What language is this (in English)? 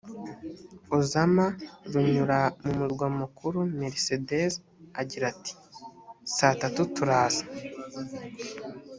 Kinyarwanda